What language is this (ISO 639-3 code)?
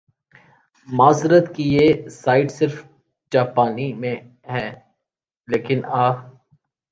urd